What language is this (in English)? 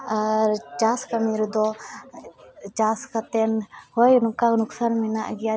Santali